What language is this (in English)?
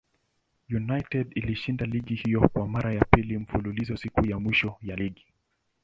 Swahili